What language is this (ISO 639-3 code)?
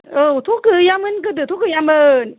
brx